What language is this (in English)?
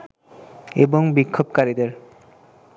Bangla